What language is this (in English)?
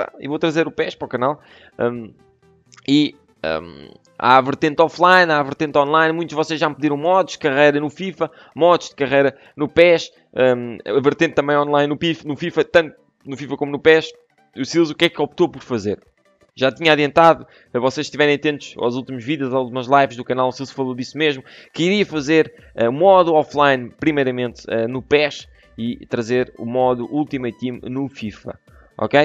Portuguese